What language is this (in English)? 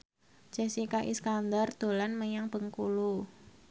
Javanese